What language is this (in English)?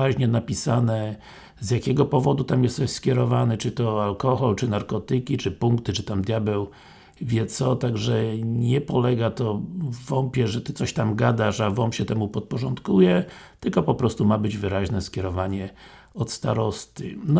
Polish